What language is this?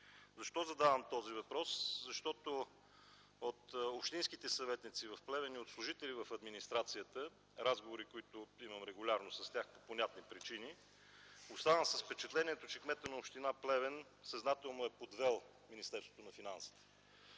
Bulgarian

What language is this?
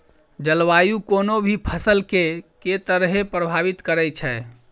Maithili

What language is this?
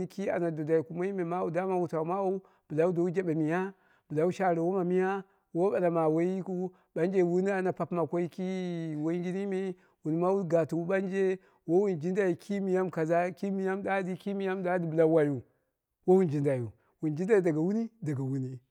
Dera (Nigeria)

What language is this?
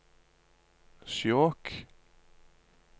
Norwegian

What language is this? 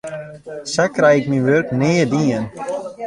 Western Frisian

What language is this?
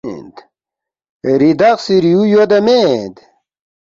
Balti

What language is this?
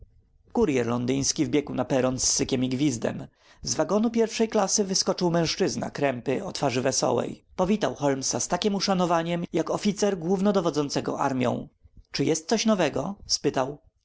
Polish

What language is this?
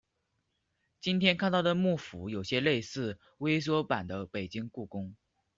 Chinese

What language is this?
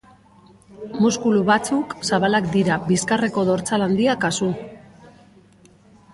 Basque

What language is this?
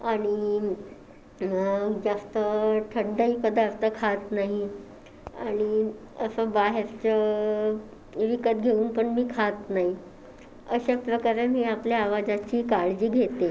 Marathi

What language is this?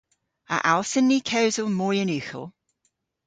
Cornish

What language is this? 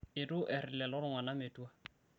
Masai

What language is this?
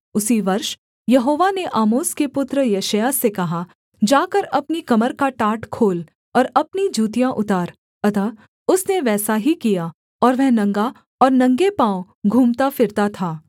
Hindi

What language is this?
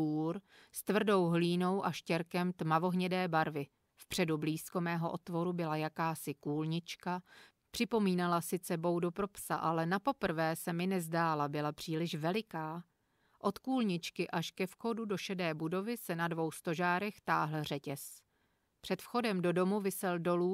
Czech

